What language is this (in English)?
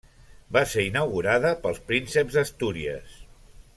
Catalan